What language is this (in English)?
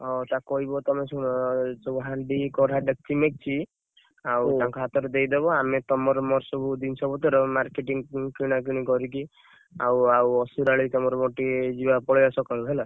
Odia